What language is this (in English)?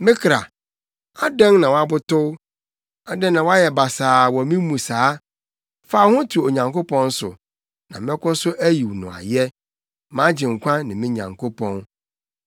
Akan